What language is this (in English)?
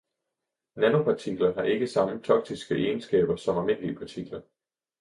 Danish